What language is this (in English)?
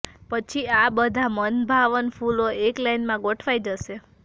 Gujarati